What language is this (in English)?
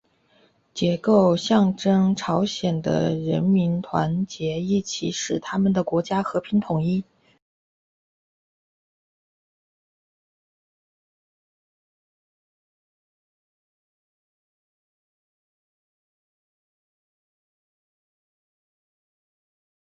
Chinese